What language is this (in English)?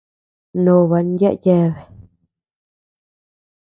Tepeuxila Cuicatec